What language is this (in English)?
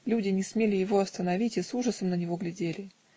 Russian